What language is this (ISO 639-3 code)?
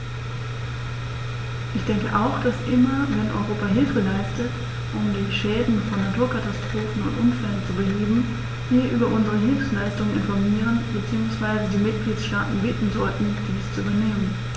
deu